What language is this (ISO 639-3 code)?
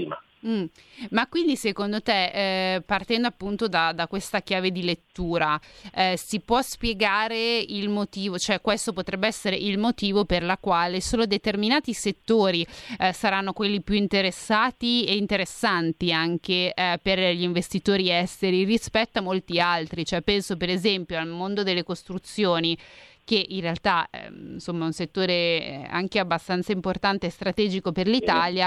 ita